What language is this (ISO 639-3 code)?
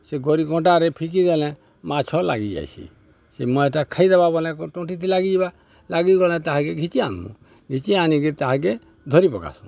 ori